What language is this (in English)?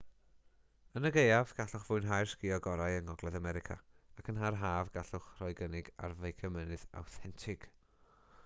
Welsh